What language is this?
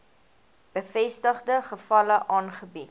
Afrikaans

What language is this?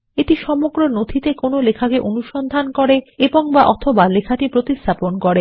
Bangla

